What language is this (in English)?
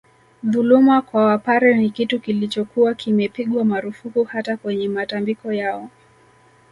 Swahili